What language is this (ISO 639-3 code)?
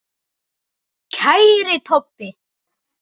isl